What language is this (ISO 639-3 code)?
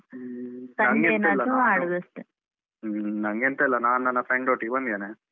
kan